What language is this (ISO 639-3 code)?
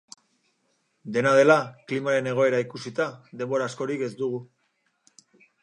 eus